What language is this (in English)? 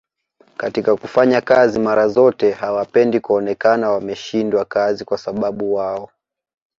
Swahili